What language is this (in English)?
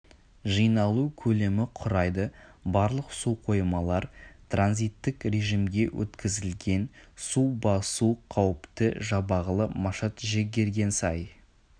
Kazakh